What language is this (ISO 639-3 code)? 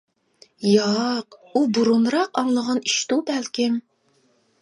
uig